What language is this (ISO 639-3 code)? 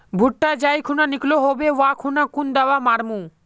mag